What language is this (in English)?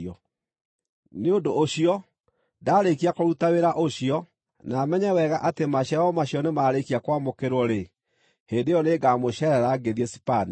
Kikuyu